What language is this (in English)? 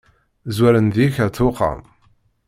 Kabyle